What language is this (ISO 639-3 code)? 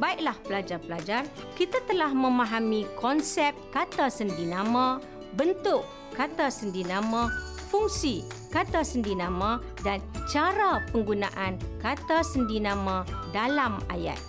msa